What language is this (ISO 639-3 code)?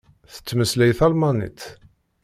kab